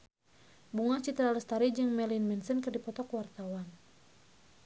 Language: Sundanese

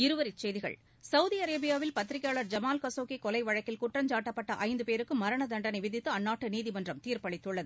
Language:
Tamil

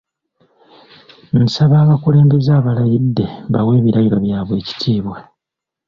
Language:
Ganda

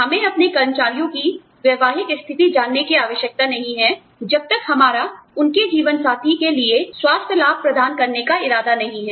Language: Hindi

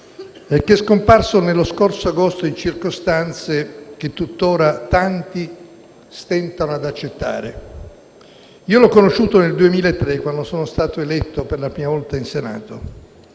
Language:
Italian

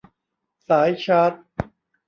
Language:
Thai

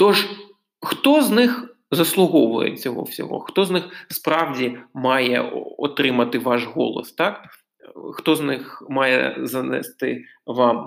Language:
Ukrainian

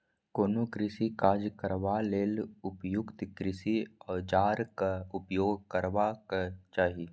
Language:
Maithili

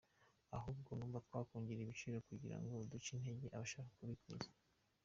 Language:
Kinyarwanda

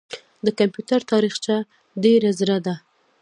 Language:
Pashto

